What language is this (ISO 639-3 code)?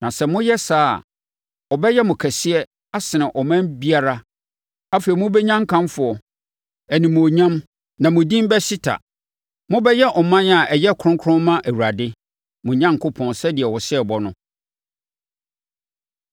aka